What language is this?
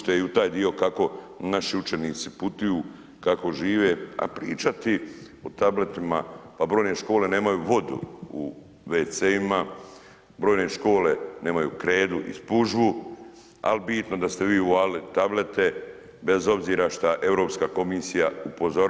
Croatian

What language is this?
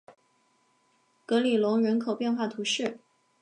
Chinese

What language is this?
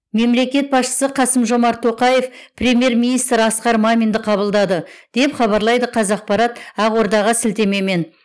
Kazakh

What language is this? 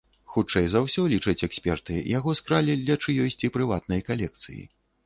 Belarusian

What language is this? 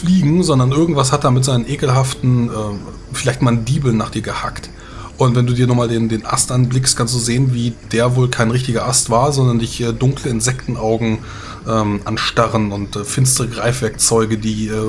German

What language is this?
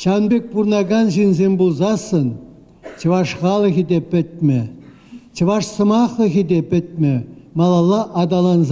Russian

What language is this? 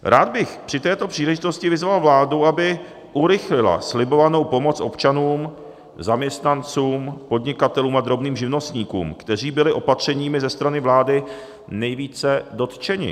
Czech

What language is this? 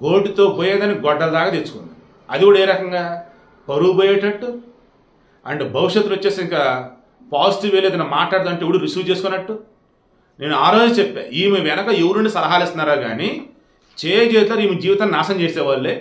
Telugu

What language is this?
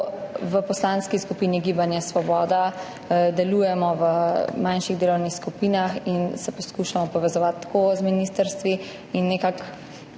Slovenian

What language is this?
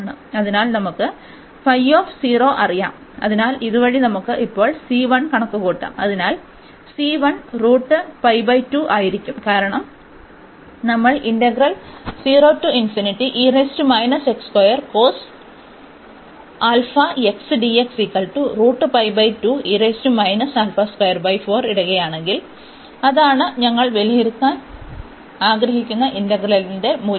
Malayalam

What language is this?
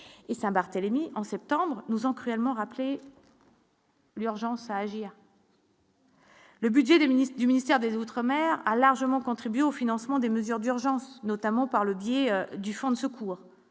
French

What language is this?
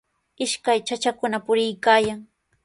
Sihuas Ancash Quechua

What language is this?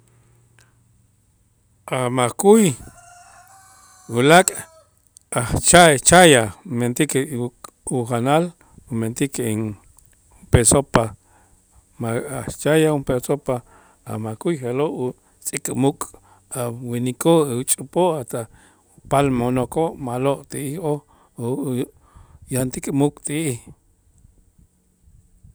Itzá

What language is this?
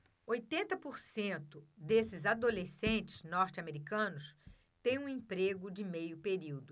Portuguese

